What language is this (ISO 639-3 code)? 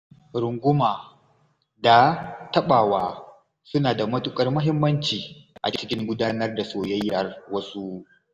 hau